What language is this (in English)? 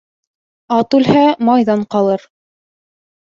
Bashkir